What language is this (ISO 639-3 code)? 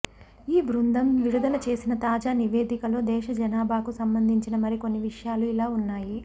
tel